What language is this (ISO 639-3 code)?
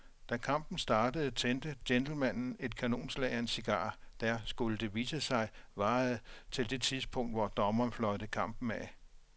dan